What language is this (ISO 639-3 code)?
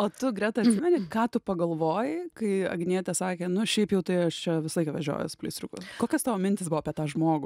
lit